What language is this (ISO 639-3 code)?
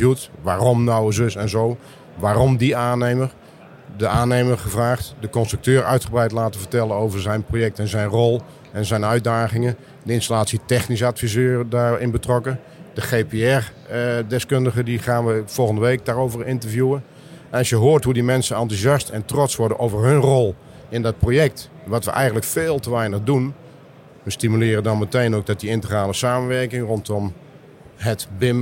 nld